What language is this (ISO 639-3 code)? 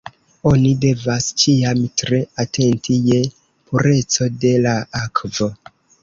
epo